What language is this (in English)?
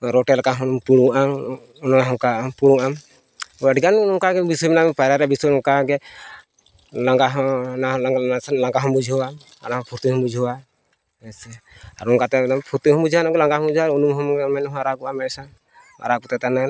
Santali